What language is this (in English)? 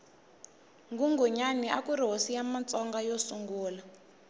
Tsonga